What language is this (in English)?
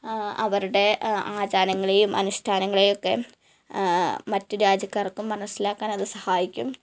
Malayalam